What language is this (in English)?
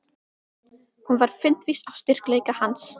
Icelandic